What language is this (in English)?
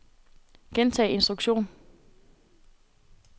Danish